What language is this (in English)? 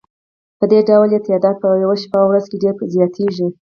Pashto